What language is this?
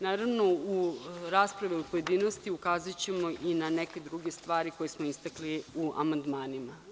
Serbian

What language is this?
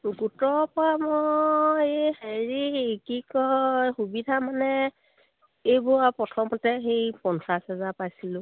Assamese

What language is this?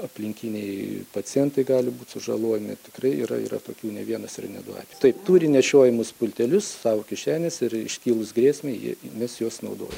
Lithuanian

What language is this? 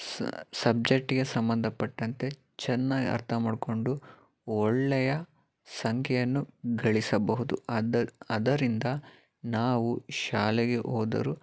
Kannada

